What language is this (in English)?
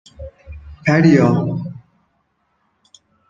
Persian